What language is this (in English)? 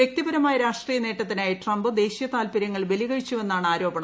Malayalam